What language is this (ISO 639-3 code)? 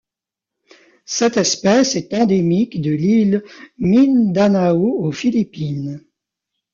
fra